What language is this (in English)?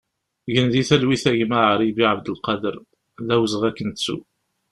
Kabyle